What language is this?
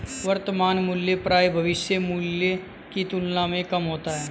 Hindi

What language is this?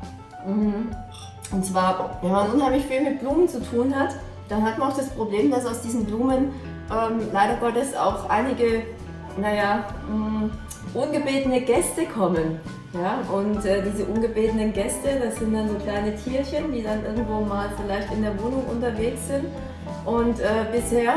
German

